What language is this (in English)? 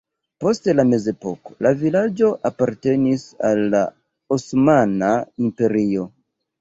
Esperanto